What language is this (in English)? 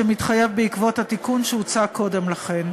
Hebrew